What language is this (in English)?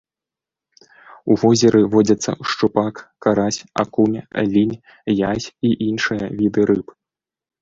Belarusian